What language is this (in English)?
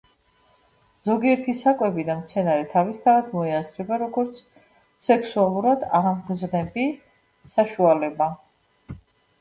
Georgian